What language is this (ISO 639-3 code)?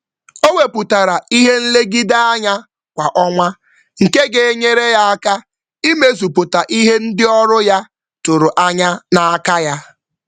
ibo